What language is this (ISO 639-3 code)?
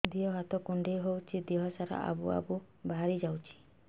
ori